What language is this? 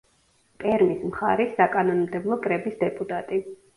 Georgian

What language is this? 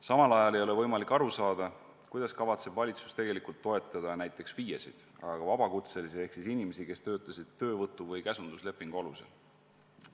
Estonian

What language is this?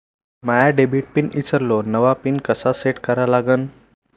Marathi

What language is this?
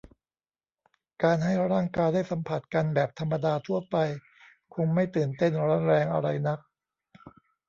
Thai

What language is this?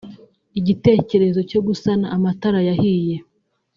Kinyarwanda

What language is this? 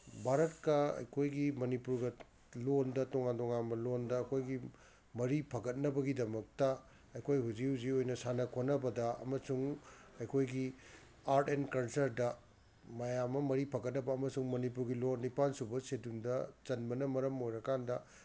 Manipuri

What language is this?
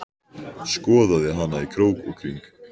Icelandic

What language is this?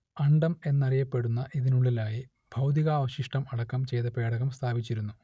Malayalam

